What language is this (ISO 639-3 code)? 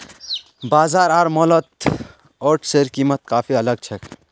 mag